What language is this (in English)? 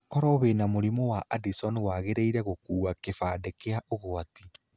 Kikuyu